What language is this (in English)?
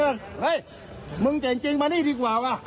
Thai